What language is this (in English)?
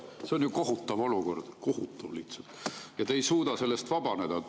Estonian